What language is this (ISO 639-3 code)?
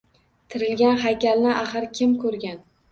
uzb